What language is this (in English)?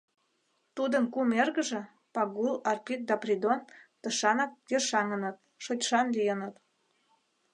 Mari